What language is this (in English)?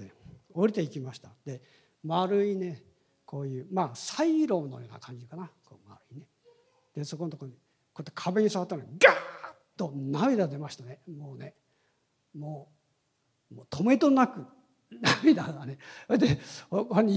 Japanese